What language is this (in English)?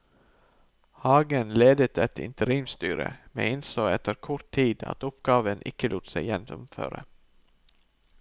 Norwegian